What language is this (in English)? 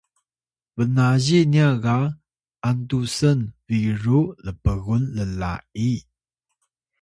Atayal